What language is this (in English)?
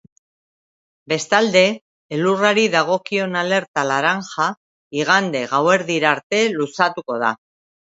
Basque